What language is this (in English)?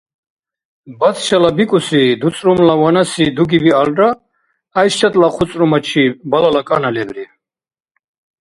Dargwa